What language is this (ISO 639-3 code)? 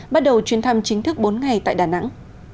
vie